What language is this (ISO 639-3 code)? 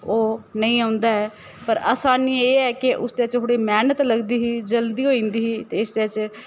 doi